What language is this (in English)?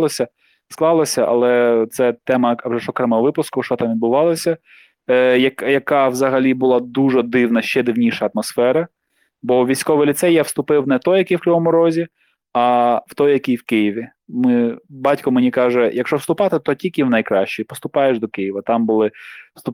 Ukrainian